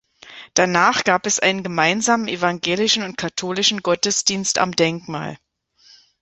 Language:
German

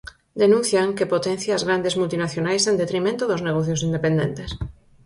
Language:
Galician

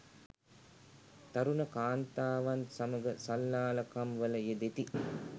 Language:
Sinhala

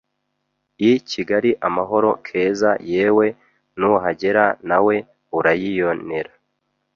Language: Kinyarwanda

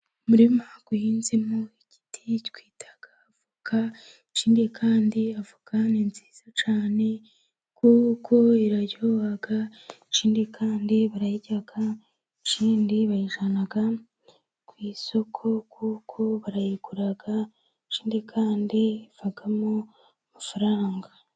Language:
Kinyarwanda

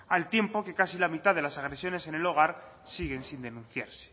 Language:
Spanish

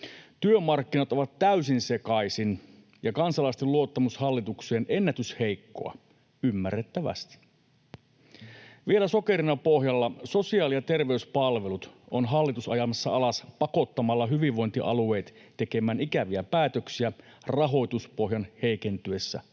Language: Finnish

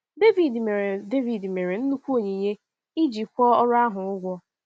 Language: Igbo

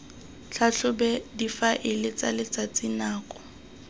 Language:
Tswana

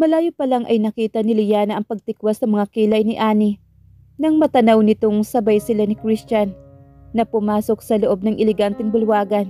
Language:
Filipino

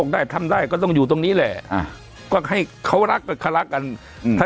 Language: Thai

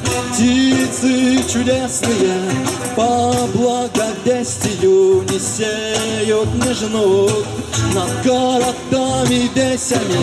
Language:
Russian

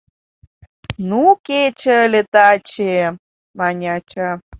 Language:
Mari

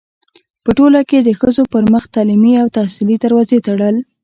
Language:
Pashto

